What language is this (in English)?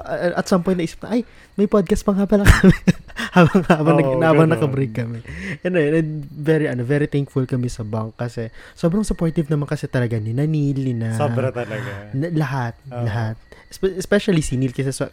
Filipino